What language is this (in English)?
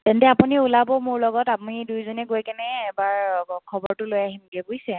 Assamese